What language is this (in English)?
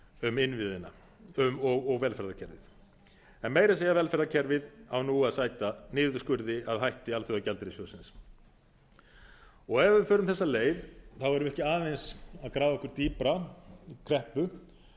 Icelandic